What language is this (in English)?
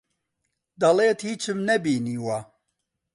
Central Kurdish